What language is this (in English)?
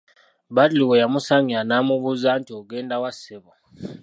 Ganda